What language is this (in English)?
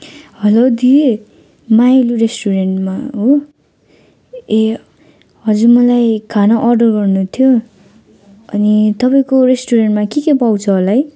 Nepali